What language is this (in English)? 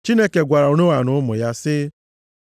Igbo